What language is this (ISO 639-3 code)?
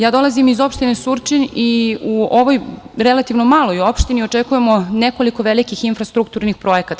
srp